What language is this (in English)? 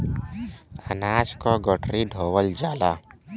Bhojpuri